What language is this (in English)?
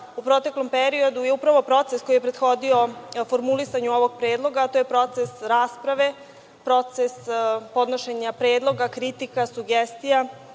Serbian